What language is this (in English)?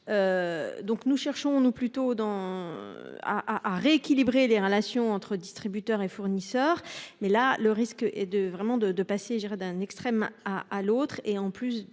French